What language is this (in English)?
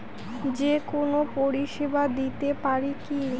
Bangla